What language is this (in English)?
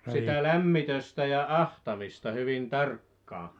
Finnish